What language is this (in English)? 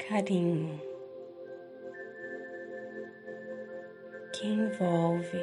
Portuguese